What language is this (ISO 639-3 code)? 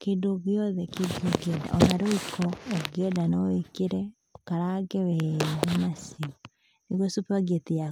kik